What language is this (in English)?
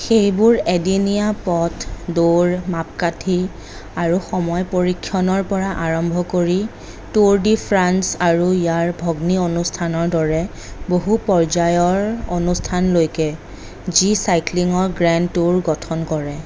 Assamese